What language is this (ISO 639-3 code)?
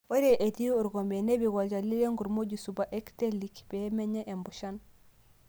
mas